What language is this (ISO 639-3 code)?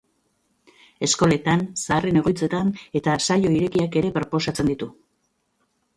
eus